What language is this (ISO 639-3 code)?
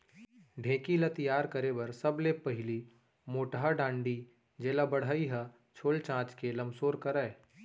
hne